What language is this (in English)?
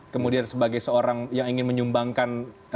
Indonesian